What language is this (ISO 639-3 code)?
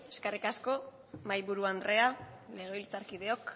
eus